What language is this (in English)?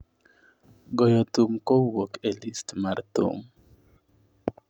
Luo (Kenya and Tanzania)